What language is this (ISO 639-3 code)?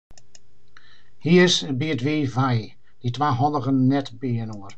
fry